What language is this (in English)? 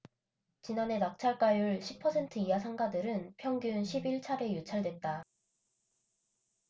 Korean